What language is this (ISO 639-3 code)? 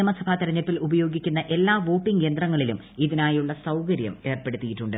mal